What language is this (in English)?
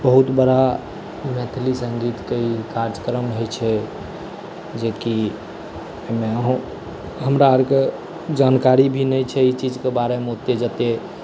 Maithili